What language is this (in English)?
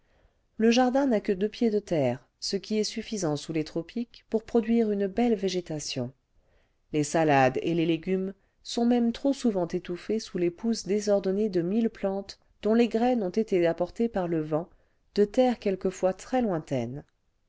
French